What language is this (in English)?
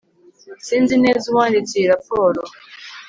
Kinyarwanda